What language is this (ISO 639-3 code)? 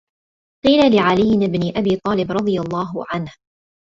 ara